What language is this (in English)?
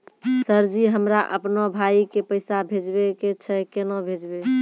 Maithili